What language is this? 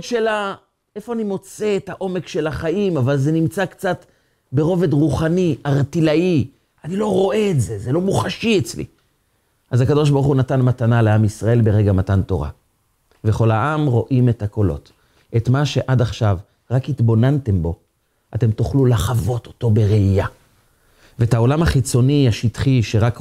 Hebrew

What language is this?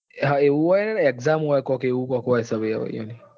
Gujarati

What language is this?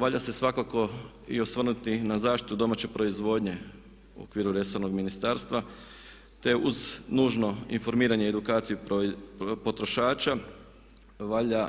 Croatian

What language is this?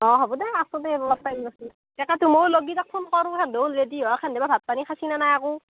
Assamese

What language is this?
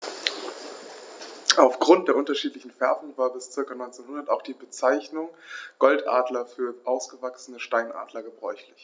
German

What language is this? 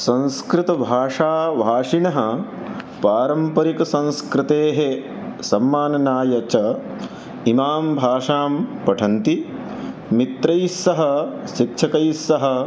Sanskrit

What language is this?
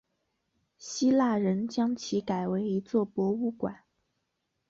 Chinese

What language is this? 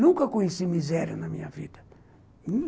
Portuguese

